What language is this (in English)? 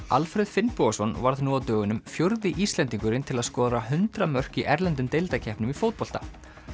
Icelandic